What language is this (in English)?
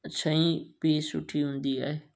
Sindhi